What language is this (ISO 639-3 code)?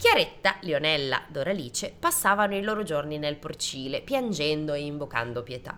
ita